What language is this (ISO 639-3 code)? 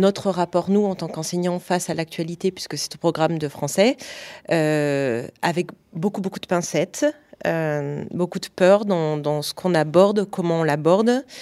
fra